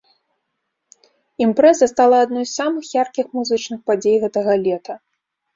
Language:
Belarusian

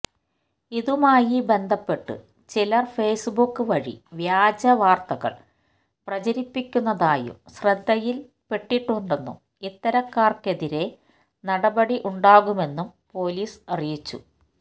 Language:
Malayalam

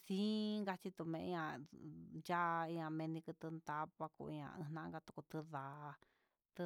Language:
Huitepec Mixtec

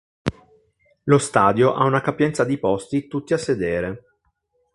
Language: Italian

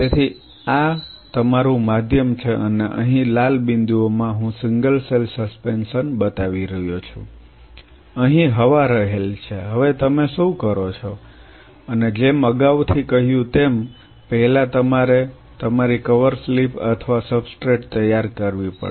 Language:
Gujarati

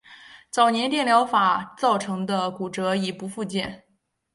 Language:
Chinese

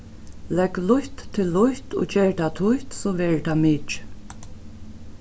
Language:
Faroese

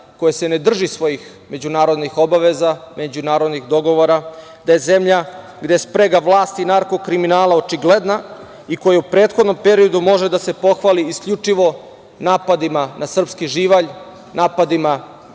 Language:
Serbian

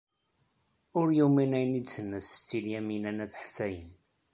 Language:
Kabyle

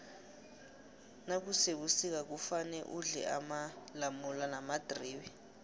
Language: South Ndebele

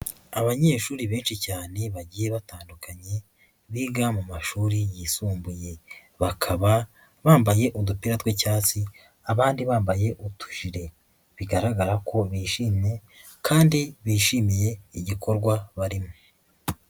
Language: Kinyarwanda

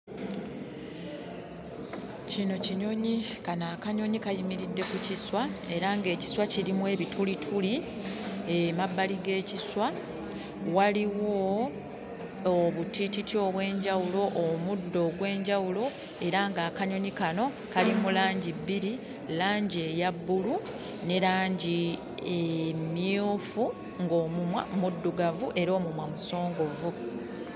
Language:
Ganda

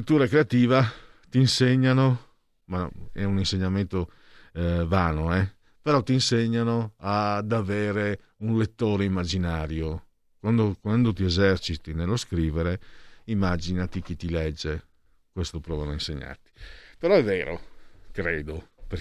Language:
Italian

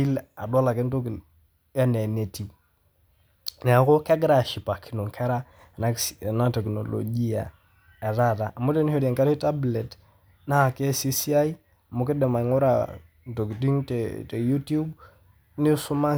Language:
Masai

